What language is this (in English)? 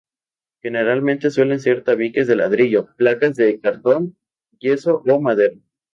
Spanish